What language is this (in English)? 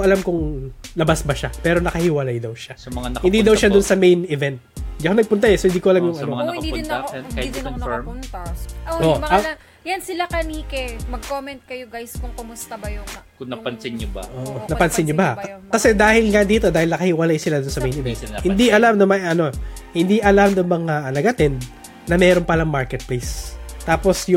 Filipino